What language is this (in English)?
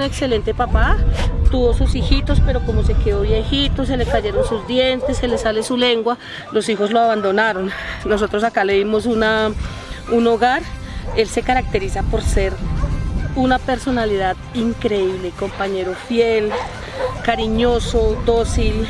Spanish